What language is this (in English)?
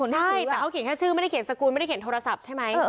Thai